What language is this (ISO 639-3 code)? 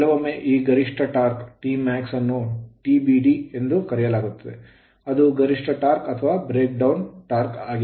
kan